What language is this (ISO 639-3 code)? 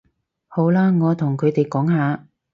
yue